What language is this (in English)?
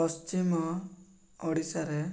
Odia